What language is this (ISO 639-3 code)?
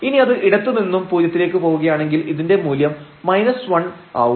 mal